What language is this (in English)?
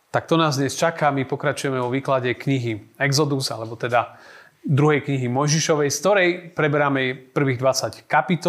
Slovak